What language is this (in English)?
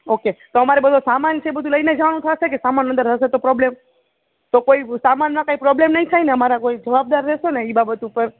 Gujarati